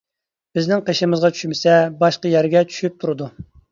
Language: Uyghur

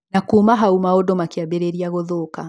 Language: Kikuyu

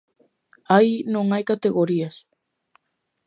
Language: Galician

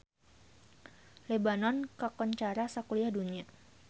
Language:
Sundanese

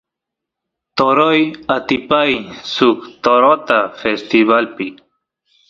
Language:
Santiago del Estero Quichua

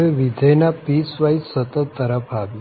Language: Gujarati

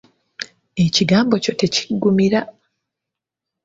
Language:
Ganda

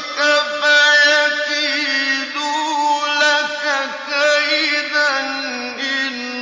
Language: Arabic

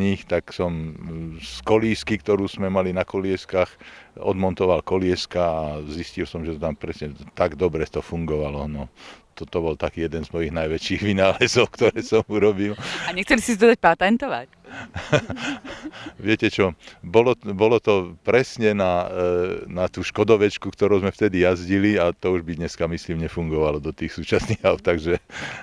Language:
Slovak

